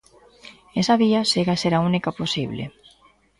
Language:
Galician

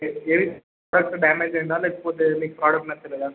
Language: Telugu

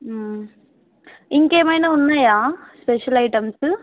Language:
Telugu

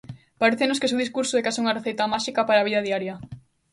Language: Galician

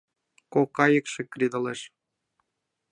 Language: Mari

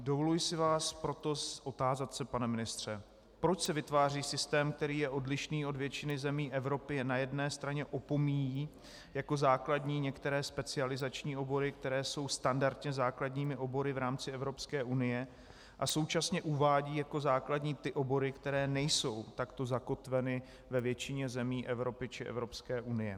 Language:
Czech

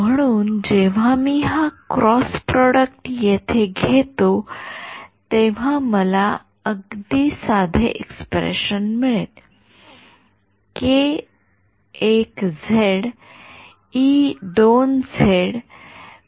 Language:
Marathi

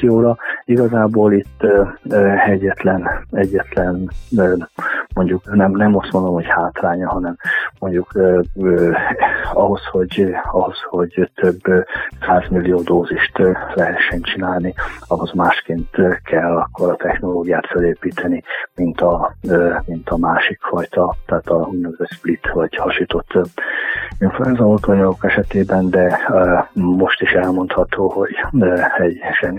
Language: Hungarian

